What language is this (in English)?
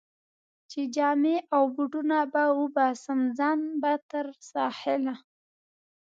Pashto